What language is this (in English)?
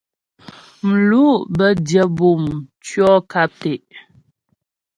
Ghomala